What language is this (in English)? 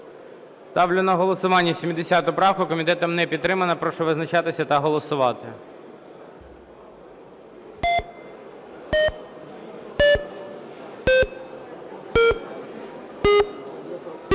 Ukrainian